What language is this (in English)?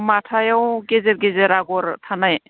Bodo